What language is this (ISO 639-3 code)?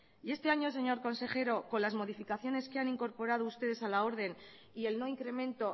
spa